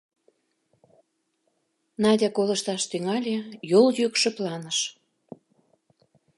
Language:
Mari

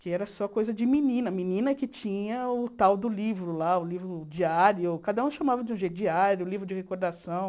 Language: Portuguese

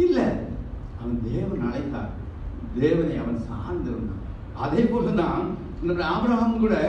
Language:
Korean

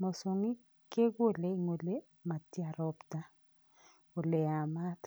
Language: Kalenjin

